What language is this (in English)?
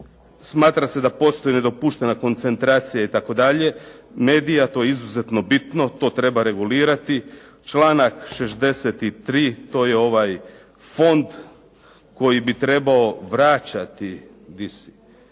Croatian